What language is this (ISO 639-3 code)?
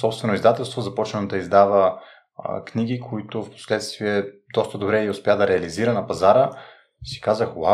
bul